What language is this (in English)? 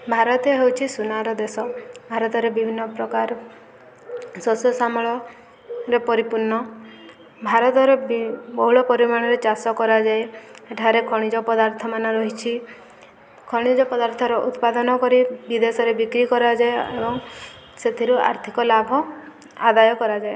Odia